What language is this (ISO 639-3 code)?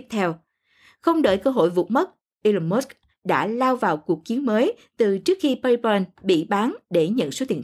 vie